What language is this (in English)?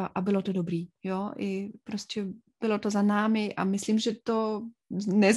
Czech